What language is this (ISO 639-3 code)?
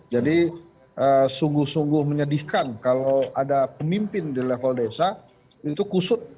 ind